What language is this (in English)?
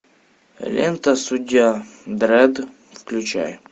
Russian